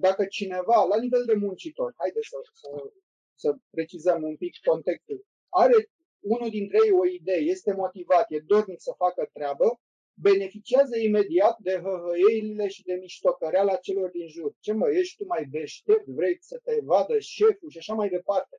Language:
Romanian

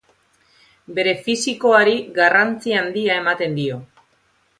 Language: Basque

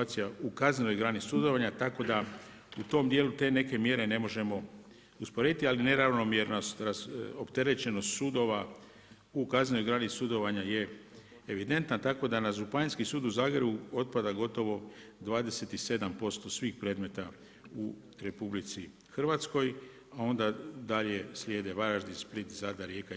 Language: Croatian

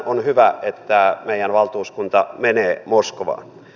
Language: Finnish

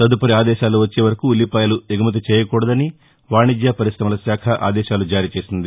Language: Telugu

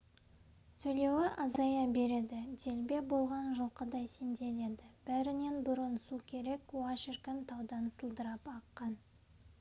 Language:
Kazakh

